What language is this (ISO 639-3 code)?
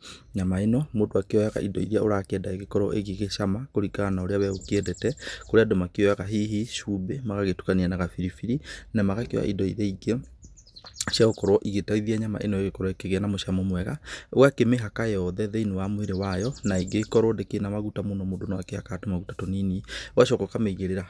kik